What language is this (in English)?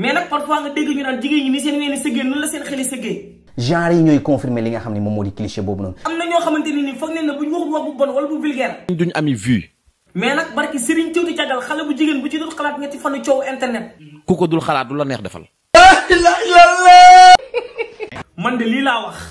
French